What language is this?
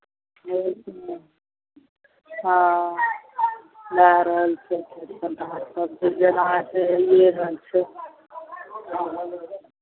Maithili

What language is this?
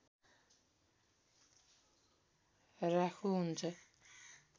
Nepali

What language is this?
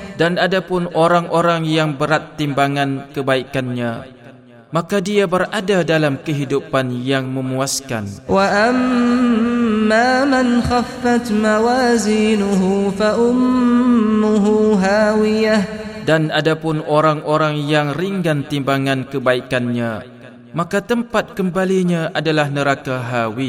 Malay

